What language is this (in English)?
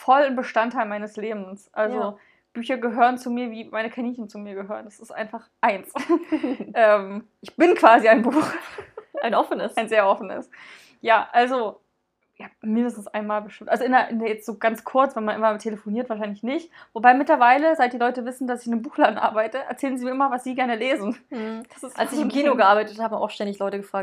German